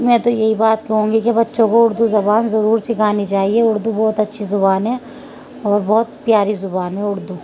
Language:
Urdu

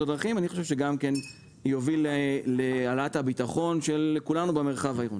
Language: Hebrew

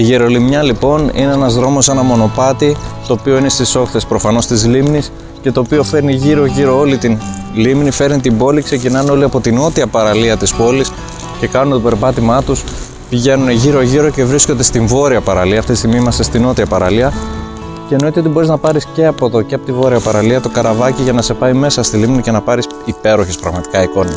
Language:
Greek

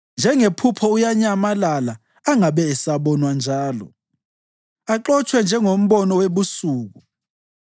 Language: North Ndebele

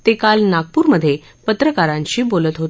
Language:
Marathi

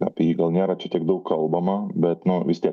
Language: Lithuanian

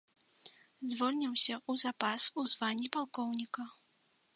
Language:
Belarusian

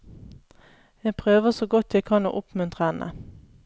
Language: Norwegian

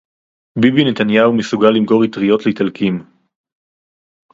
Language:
Hebrew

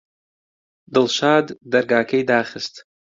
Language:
Central Kurdish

